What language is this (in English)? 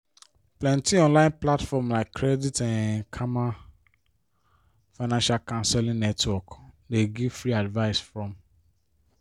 Nigerian Pidgin